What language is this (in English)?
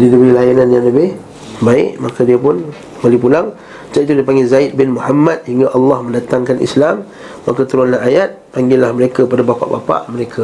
Malay